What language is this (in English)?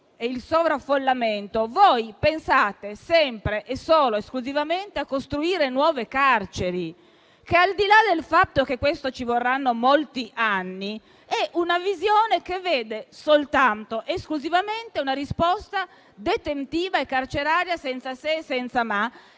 Italian